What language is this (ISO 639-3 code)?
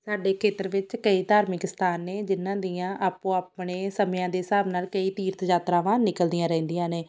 pan